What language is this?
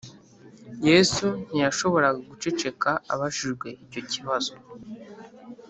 Kinyarwanda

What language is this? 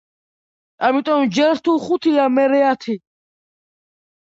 Georgian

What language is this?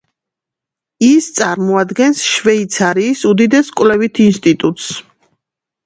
Georgian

